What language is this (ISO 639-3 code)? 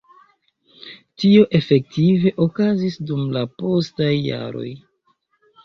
epo